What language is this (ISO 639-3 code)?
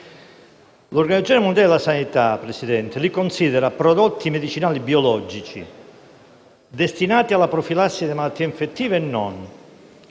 ita